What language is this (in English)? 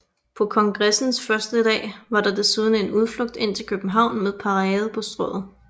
Danish